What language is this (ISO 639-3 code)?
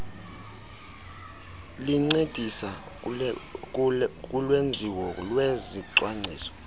xho